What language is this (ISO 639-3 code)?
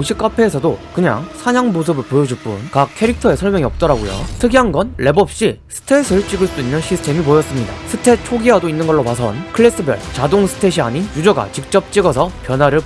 kor